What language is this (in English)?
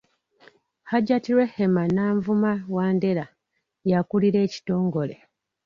Ganda